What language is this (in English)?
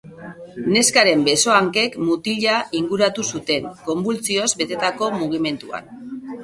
Basque